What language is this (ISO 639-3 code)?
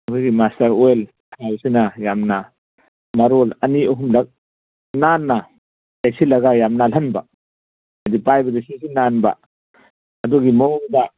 mni